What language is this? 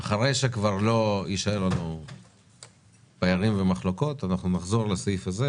Hebrew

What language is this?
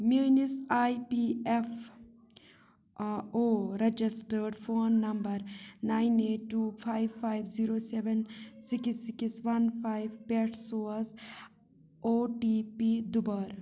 Kashmiri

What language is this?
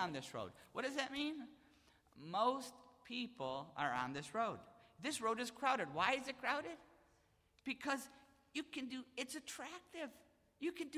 English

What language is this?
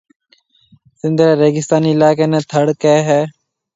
Marwari (Pakistan)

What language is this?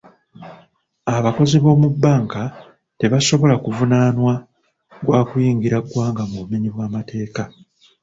Ganda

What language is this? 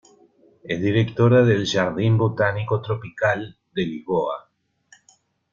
Spanish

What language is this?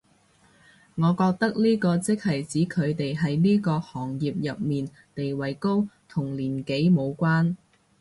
Cantonese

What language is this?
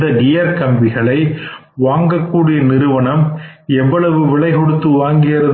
Tamil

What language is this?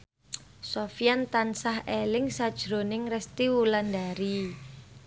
Javanese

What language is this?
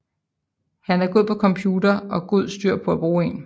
Danish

